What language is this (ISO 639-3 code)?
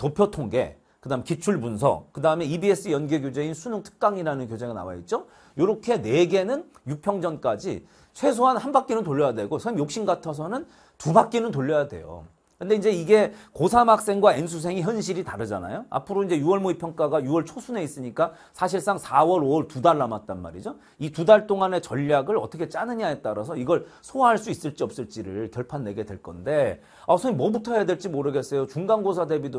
kor